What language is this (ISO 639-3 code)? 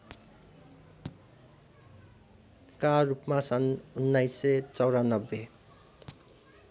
nep